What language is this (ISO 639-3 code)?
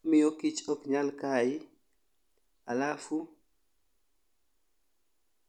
luo